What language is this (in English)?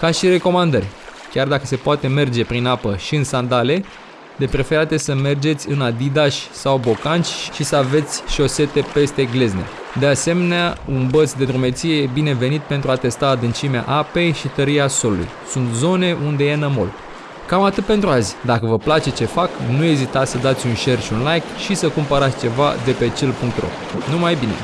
Romanian